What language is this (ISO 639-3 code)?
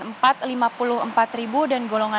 ind